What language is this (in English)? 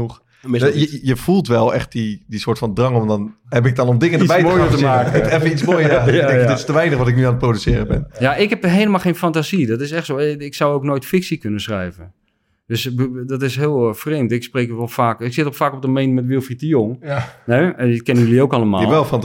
Dutch